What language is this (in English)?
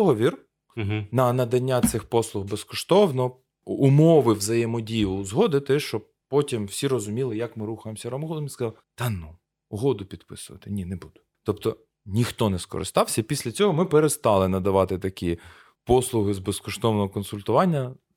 Ukrainian